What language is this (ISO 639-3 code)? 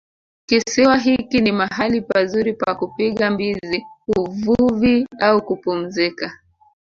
swa